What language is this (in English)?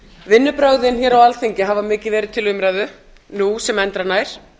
Icelandic